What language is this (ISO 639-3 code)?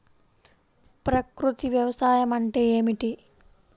tel